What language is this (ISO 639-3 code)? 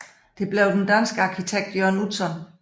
dan